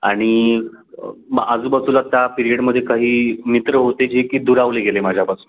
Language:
Marathi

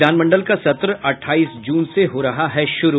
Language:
Hindi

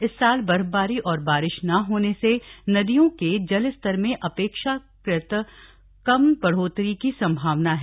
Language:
Hindi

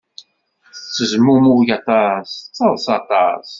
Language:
Kabyle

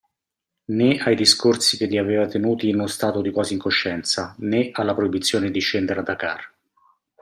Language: Italian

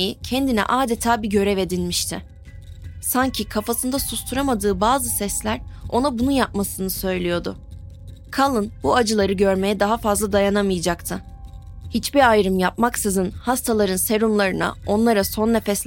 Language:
Turkish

